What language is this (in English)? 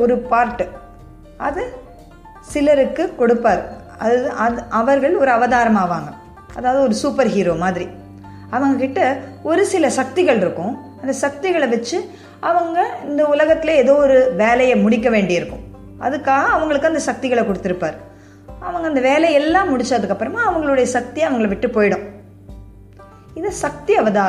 Tamil